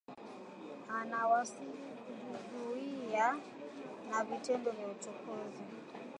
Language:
Swahili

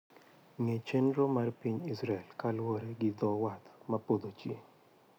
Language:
Luo (Kenya and Tanzania)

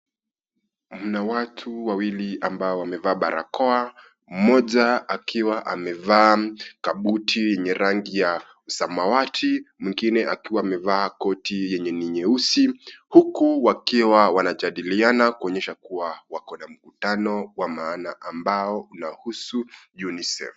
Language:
Swahili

